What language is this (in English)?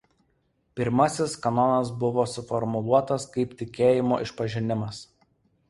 Lithuanian